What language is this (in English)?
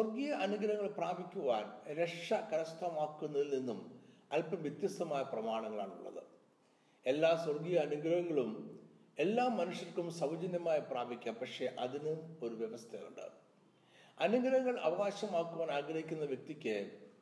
Malayalam